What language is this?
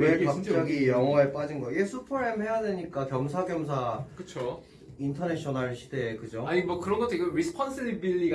Korean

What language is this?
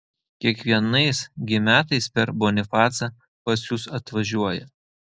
Lithuanian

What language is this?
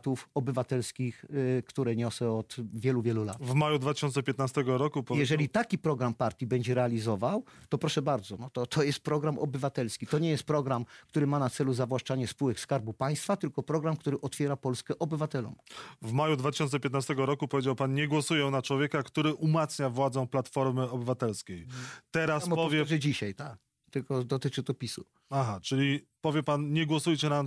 Polish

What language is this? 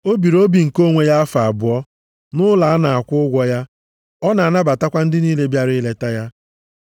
Igbo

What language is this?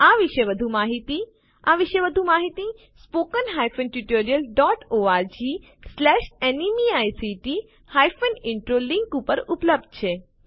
Gujarati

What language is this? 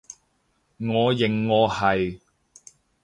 Cantonese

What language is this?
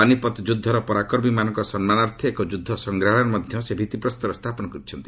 Odia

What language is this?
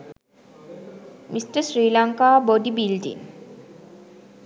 Sinhala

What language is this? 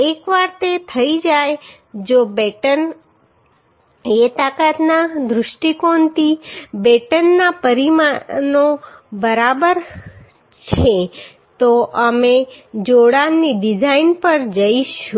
Gujarati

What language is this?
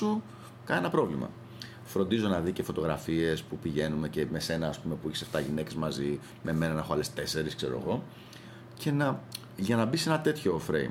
Greek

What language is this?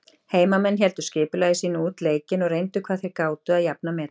Icelandic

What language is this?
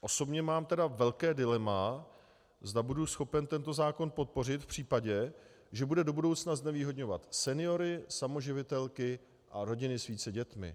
Czech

